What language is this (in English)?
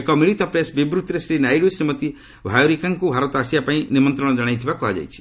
Odia